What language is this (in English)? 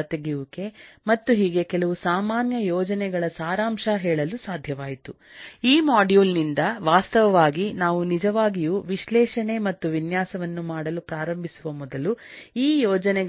Kannada